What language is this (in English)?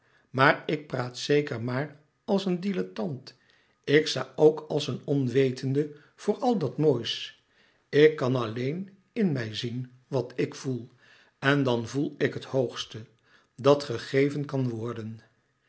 Dutch